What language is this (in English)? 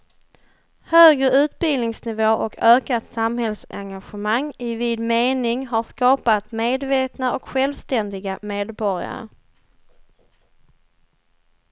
Swedish